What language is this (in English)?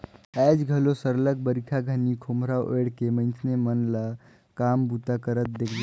Chhattisgarhi